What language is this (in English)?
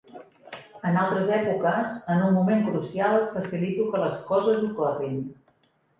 Catalan